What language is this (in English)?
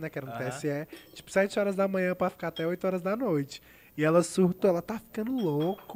Portuguese